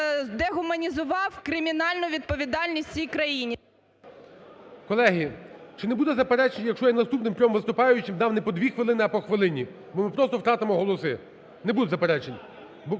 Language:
Ukrainian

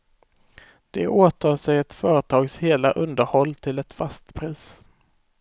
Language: Swedish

